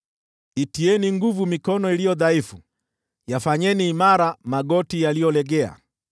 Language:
Swahili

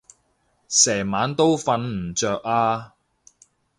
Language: Cantonese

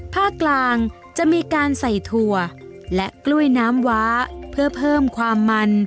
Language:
Thai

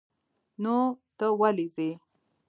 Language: Pashto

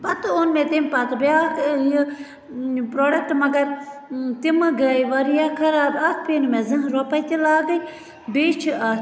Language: Kashmiri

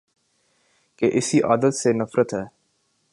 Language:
Urdu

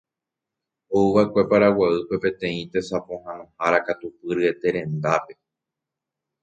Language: Guarani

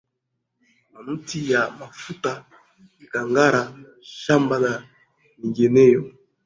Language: Swahili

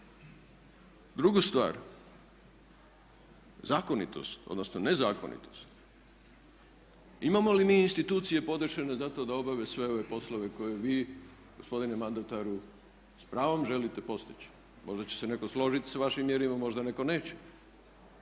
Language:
Croatian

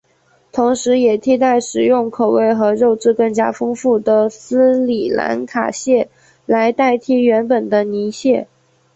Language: Chinese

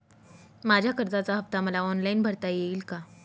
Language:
Marathi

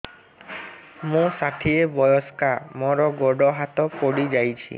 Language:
Odia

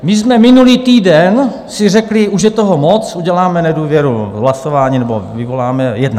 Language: Czech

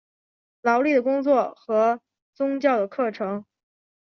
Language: Chinese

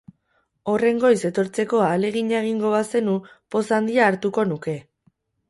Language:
Basque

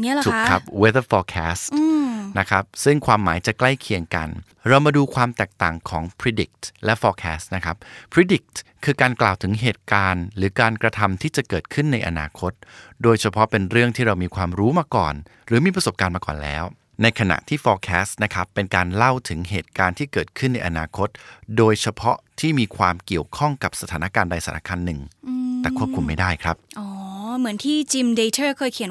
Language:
Thai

